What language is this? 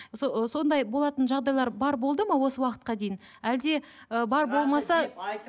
Kazakh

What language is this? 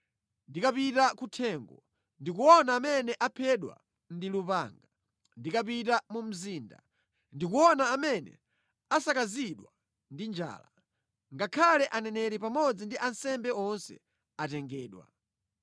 Nyanja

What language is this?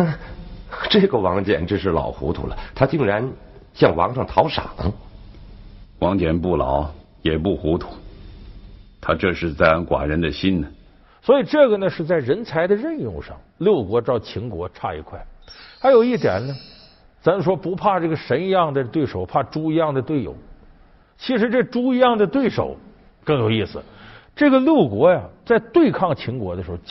Chinese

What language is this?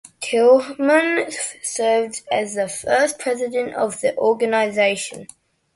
English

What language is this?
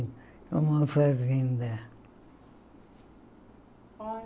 Portuguese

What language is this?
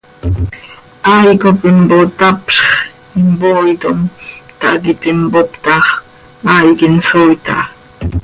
Seri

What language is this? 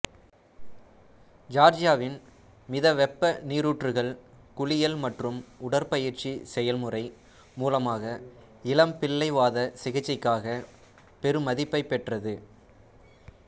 Tamil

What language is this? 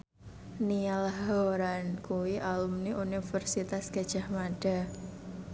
Javanese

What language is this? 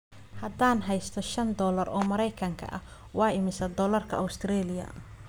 Somali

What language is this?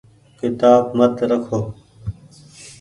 Goaria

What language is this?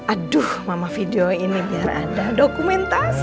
Indonesian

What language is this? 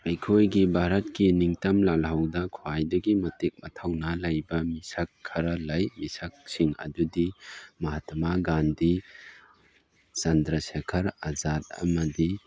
Manipuri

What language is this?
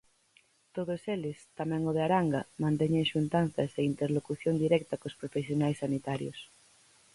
Galician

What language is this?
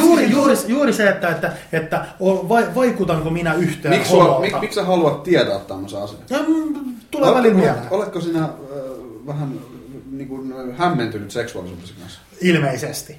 Finnish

